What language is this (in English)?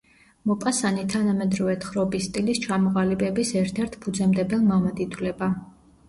Georgian